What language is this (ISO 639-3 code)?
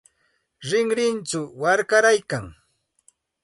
qxt